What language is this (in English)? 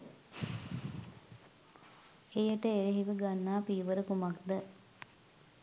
Sinhala